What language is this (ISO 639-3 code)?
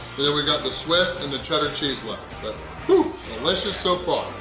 eng